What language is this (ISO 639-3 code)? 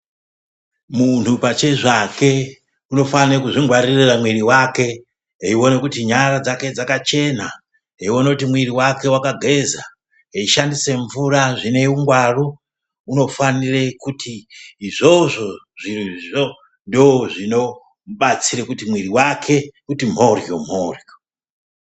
ndc